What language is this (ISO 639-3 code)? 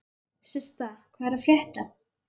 isl